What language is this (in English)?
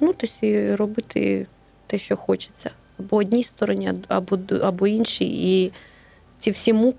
Ukrainian